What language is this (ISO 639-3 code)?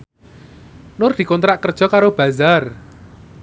jav